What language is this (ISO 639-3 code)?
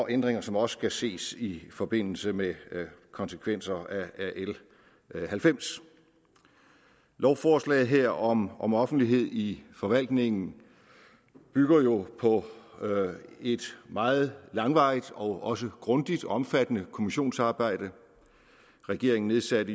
dan